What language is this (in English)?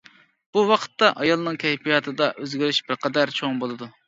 Uyghur